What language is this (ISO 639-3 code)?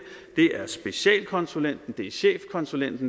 dan